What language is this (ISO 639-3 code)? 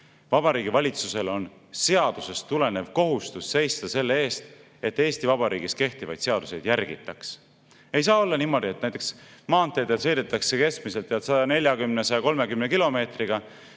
est